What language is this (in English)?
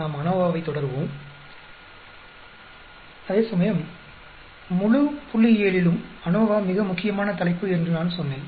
Tamil